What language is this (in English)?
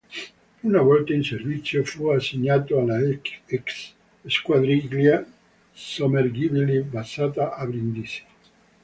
Italian